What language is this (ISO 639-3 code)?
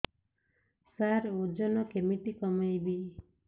ori